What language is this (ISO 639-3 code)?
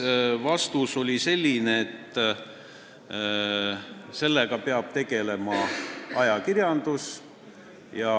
est